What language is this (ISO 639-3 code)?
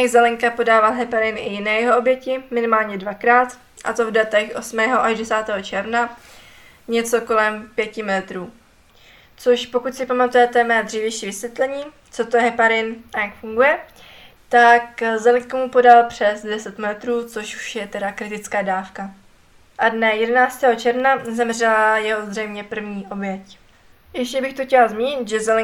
ces